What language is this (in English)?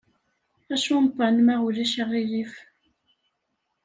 Kabyle